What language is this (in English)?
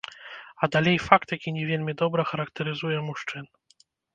Belarusian